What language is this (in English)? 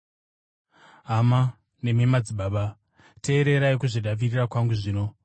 Shona